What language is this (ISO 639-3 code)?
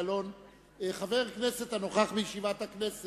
heb